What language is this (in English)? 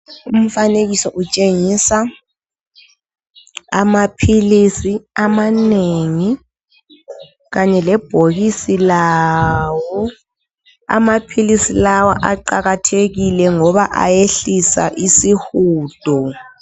North Ndebele